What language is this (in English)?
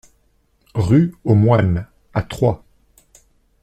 French